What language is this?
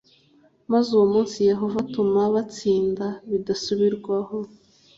Kinyarwanda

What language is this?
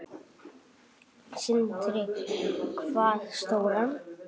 Icelandic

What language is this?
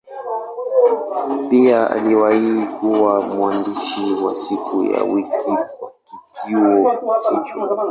Swahili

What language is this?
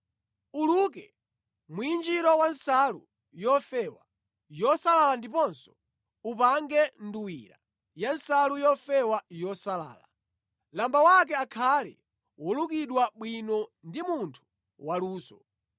Nyanja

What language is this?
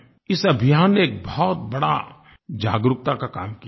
Hindi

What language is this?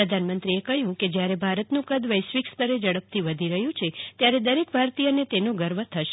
Gujarati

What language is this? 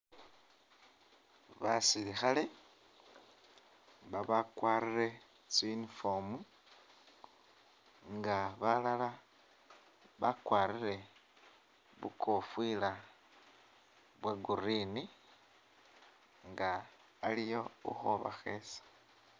Masaaba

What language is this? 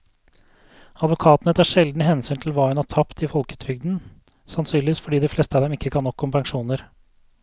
Norwegian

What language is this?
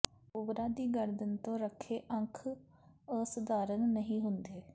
Punjabi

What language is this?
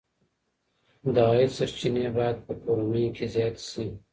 Pashto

